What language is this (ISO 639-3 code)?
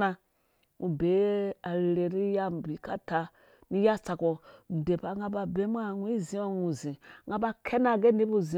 ldb